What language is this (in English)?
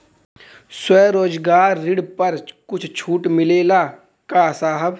Bhojpuri